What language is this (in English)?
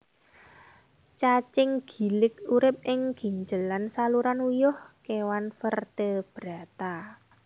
Javanese